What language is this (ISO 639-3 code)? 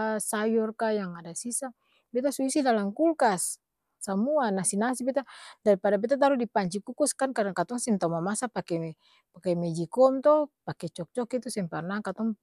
abs